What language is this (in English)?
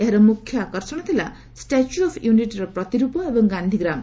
Odia